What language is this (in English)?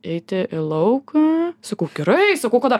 Lithuanian